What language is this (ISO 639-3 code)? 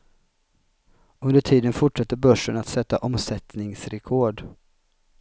swe